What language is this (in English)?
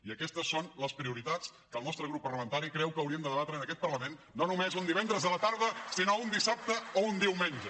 Catalan